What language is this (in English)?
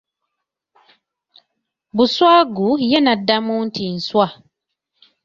Ganda